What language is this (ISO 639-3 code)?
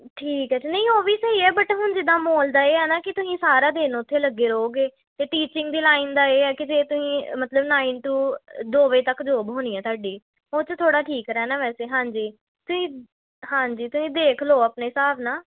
pan